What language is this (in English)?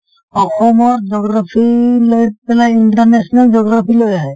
Assamese